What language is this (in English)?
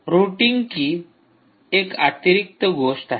Marathi